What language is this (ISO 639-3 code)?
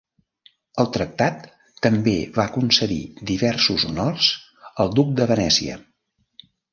cat